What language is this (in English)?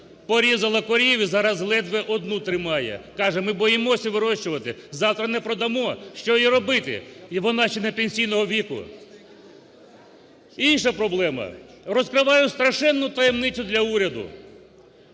Ukrainian